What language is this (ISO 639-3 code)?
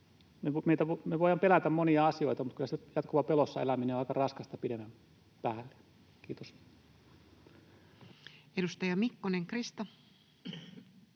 fin